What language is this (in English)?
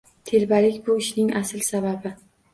Uzbek